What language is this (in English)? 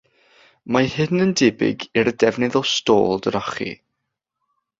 Welsh